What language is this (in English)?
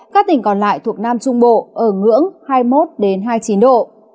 Vietnamese